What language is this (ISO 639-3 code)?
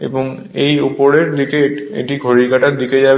ben